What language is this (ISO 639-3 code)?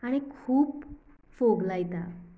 kok